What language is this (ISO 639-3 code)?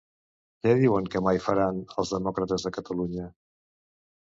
cat